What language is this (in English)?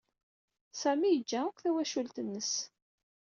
Kabyle